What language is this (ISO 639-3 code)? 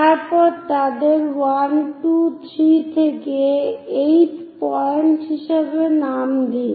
ben